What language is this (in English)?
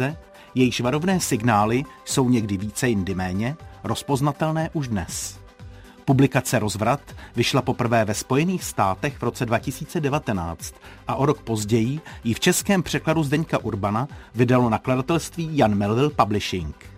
Czech